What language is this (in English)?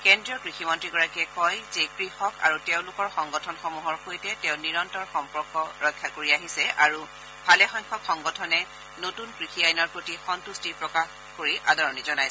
Assamese